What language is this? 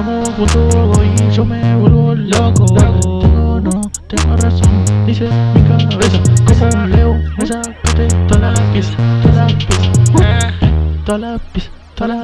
Spanish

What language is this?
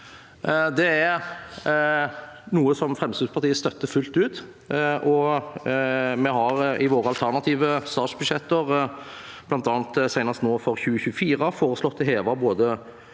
Norwegian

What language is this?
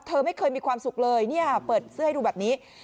Thai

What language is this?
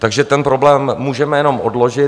Czech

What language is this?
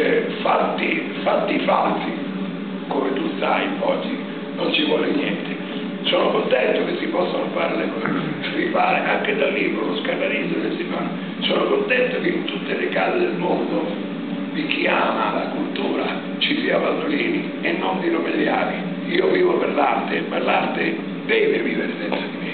Italian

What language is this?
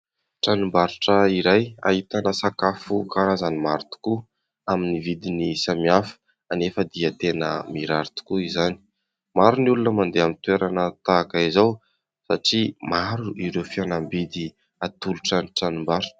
Malagasy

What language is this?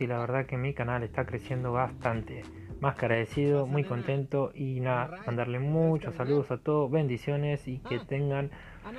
Spanish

